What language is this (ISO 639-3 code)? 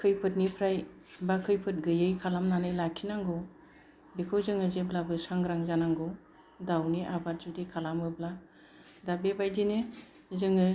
brx